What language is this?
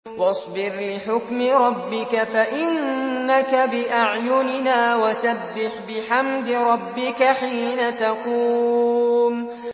Arabic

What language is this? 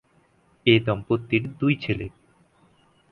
Bangla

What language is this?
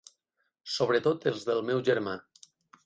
Catalan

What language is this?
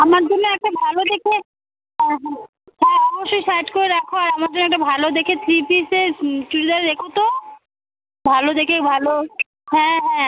Bangla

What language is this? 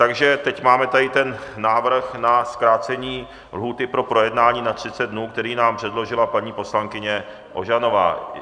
Czech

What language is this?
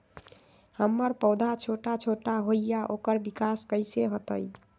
Magahi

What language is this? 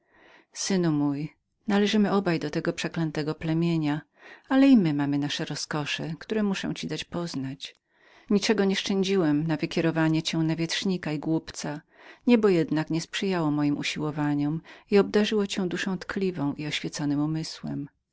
Polish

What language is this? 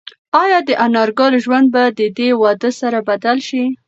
Pashto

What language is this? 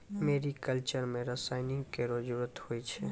Maithili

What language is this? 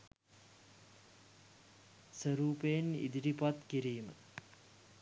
Sinhala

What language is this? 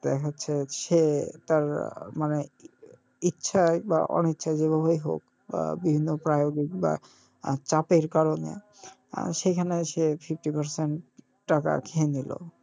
Bangla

